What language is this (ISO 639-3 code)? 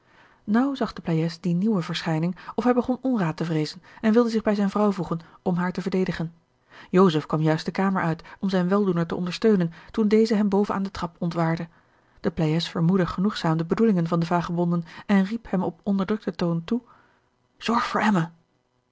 nld